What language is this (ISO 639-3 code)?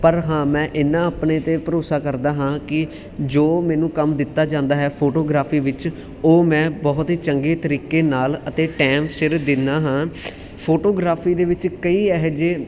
pan